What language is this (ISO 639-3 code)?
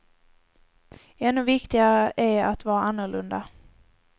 swe